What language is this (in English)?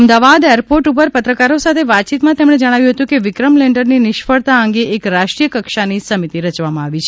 Gujarati